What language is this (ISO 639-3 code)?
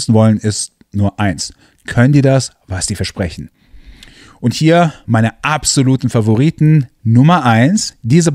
deu